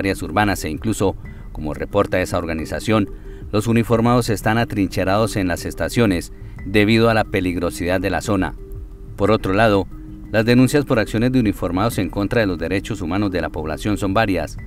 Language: Spanish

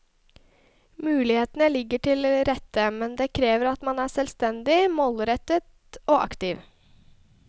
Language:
Norwegian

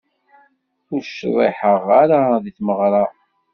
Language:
Kabyle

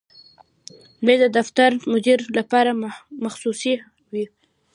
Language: Pashto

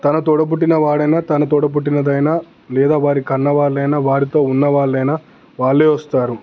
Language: Telugu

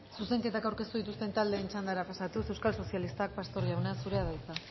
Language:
Basque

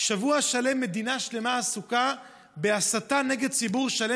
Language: Hebrew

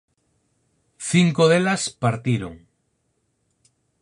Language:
Galician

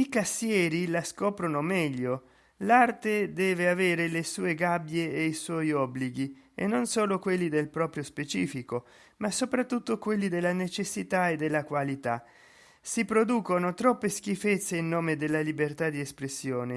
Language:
Italian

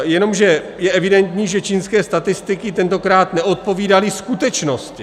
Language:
Czech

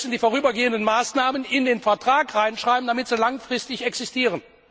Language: German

